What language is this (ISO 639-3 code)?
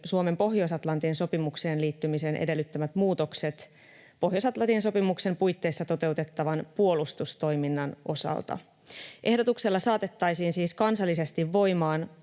fin